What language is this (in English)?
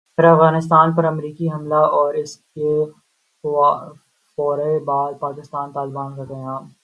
Urdu